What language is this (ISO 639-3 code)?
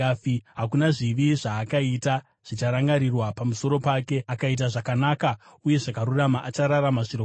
sna